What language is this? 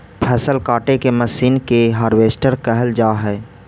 Magahi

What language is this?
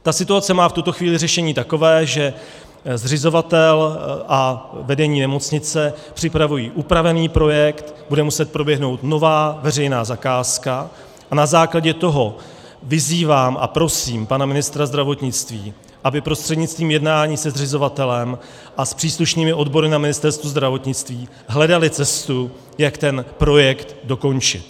Czech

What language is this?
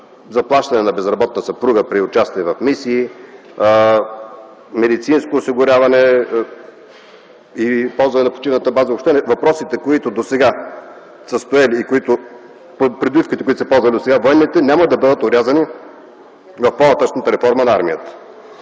Bulgarian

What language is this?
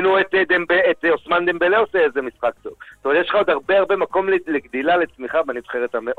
Hebrew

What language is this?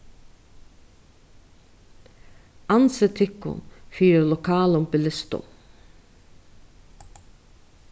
Faroese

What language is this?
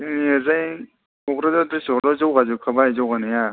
Bodo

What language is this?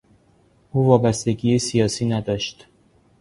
Persian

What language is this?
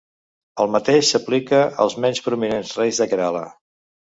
Catalan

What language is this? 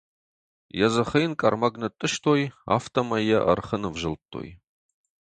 Ossetic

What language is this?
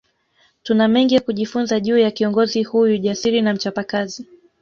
Swahili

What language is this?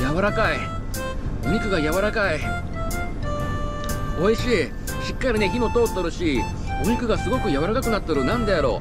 Japanese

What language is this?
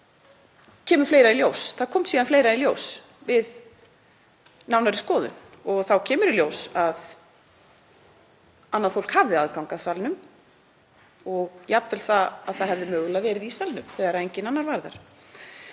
Icelandic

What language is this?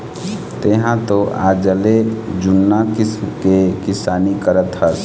Chhattisgarhi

